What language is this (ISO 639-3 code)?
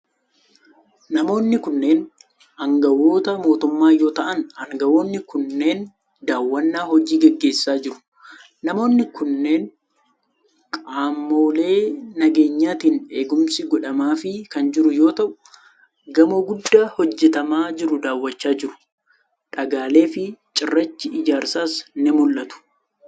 orm